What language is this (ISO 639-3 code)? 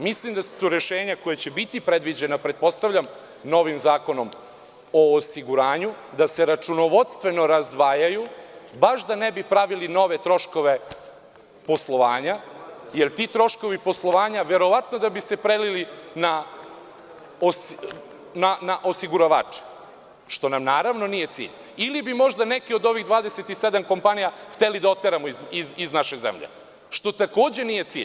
srp